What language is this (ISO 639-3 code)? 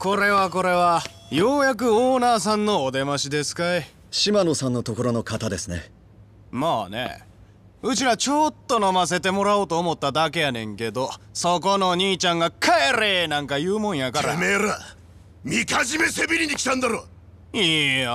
jpn